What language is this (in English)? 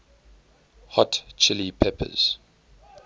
English